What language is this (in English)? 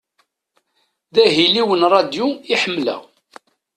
Kabyle